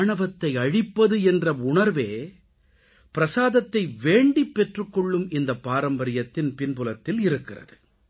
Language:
Tamil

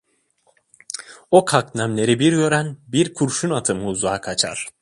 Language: Turkish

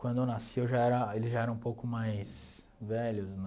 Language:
Portuguese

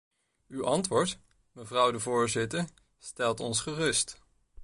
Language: Dutch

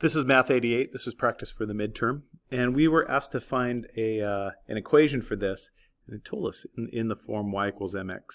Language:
English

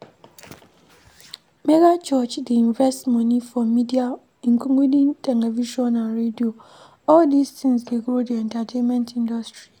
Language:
Nigerian Pidgin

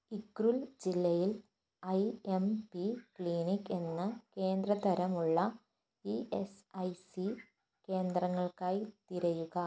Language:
Malayalam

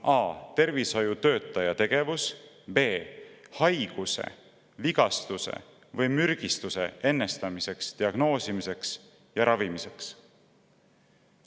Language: Estonian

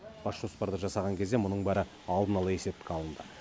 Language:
Kazakh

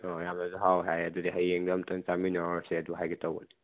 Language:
Manipuri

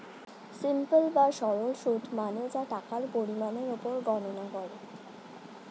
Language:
Bangla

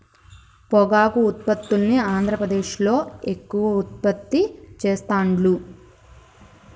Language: Telugu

